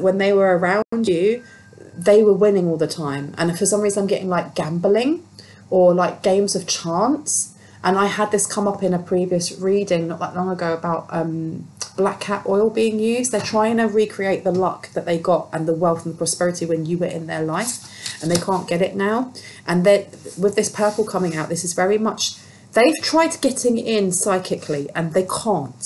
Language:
English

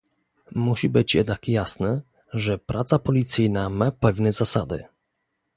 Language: Polish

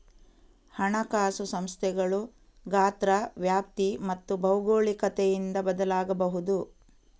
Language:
Kannada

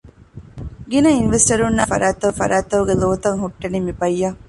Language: Divehi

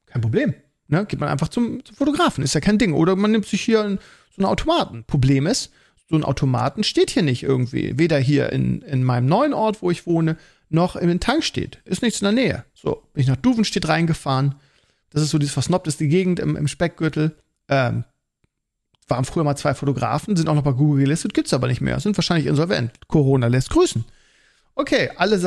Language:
German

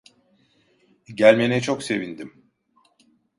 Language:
Turkish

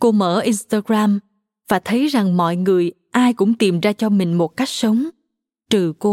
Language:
Vietnamese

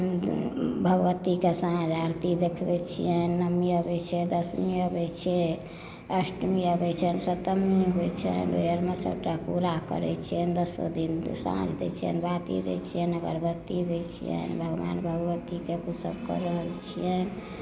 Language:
Maithili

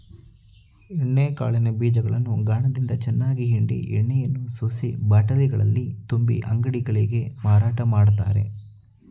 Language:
Kannada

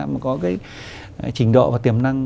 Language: Vietnamese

